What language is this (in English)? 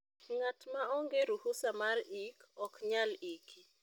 Luo (Kenya and Tanzania)